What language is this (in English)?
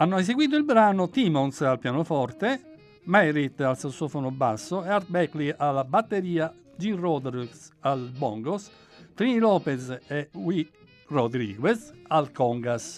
Italian